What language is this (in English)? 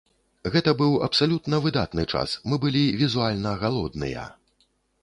Belarusian